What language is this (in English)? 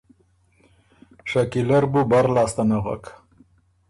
Ormuri